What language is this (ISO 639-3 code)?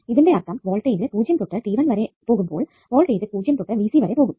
mal